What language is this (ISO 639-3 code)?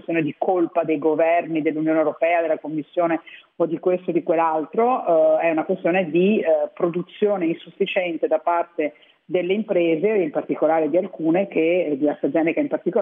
ita